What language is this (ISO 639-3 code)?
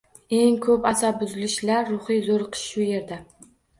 uzb